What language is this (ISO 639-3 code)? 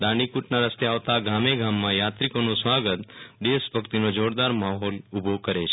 guj